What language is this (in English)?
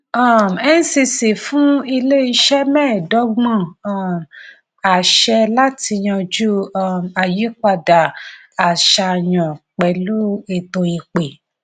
Yoruba